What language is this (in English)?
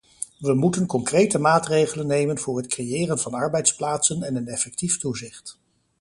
Dutch